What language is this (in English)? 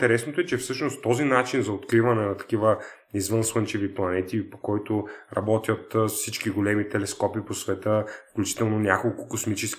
Bulgarian